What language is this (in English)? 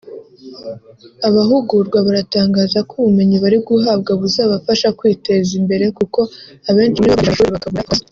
Kinyarwanda